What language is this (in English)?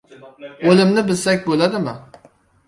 Uzbek